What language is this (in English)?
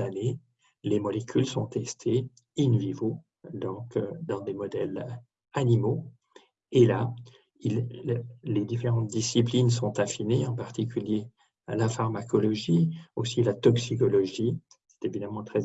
French